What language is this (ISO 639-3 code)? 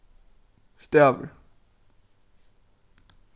fao